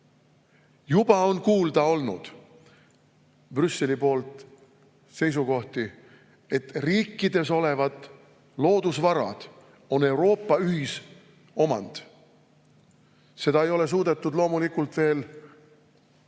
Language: Estonian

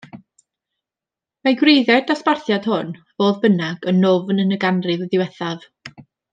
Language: Welsh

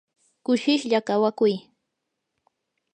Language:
Yanahuanca Pasco Quechua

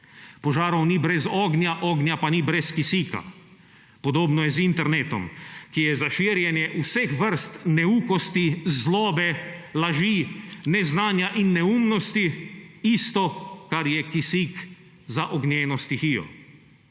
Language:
Slovenian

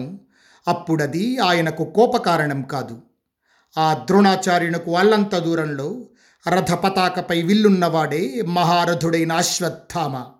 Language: Telugu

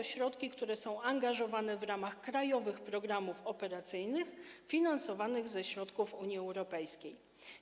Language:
Polish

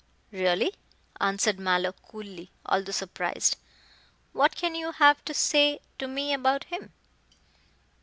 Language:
English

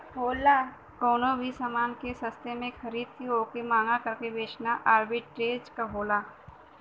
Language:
Bhojpuri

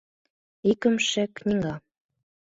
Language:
Mari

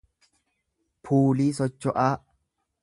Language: Oromo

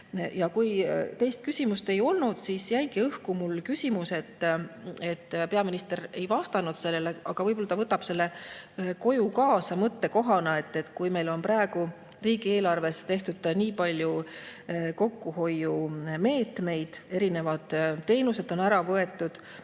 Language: Estonian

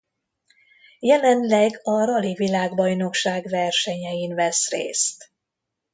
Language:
Hungarian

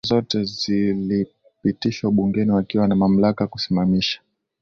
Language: Swahili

